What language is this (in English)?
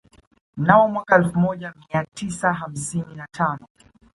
Swahili